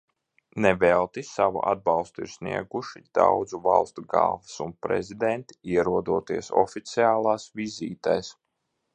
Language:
Latvian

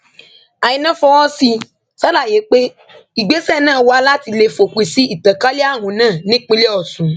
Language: Yoruba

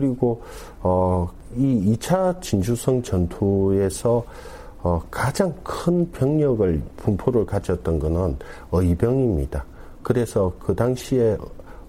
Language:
Korean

